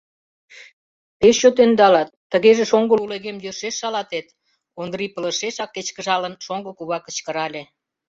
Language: Mari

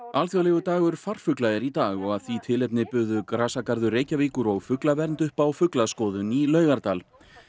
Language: Icelandic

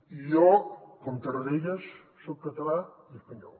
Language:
Catalan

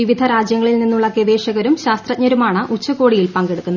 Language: Malayalam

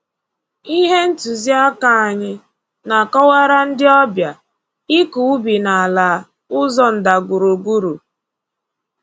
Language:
Igbo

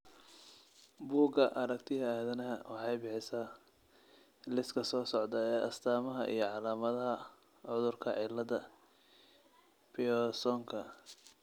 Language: Somali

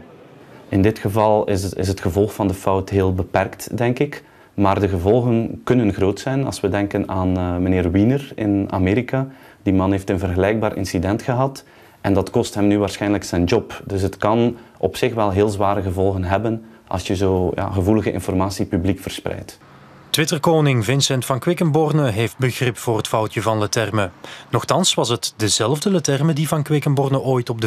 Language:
Dutch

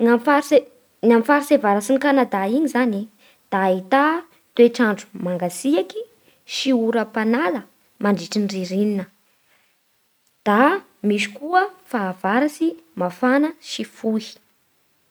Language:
Bara Malagasy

